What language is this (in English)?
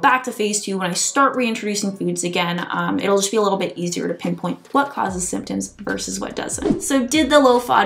English